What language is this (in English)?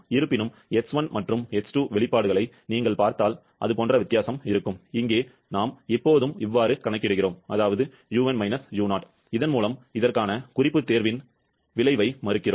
Tamil